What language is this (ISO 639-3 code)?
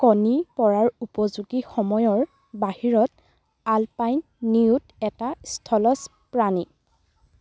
asm